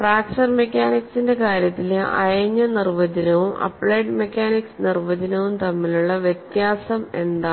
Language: Malayalam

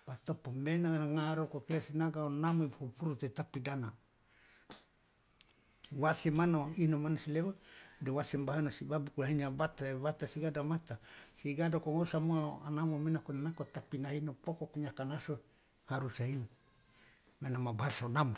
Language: Loloda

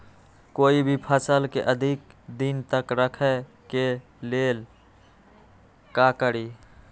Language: Magahi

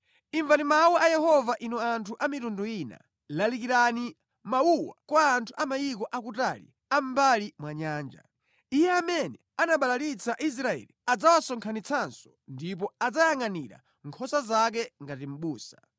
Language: Nyanja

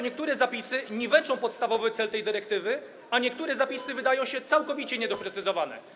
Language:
Polish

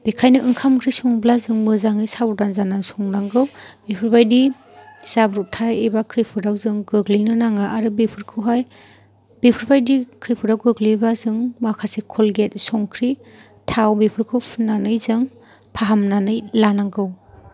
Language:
Bodo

